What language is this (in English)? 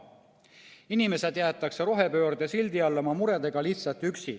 Estonian